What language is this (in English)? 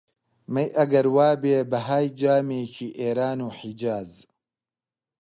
Central Kurdish